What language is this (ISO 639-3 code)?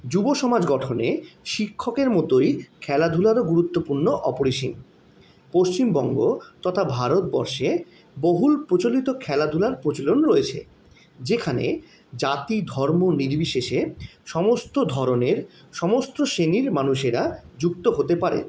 ben